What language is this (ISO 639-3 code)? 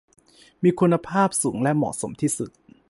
tha